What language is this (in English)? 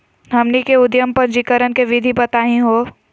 Magahi